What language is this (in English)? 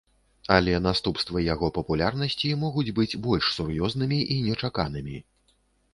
Belarusian